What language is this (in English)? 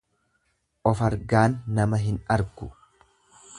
Oromo